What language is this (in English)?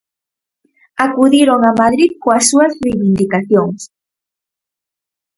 Galician